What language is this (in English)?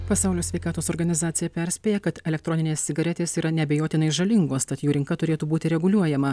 Lithuanian